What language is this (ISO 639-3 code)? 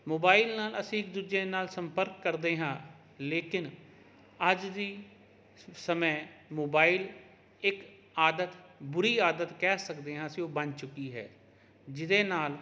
pan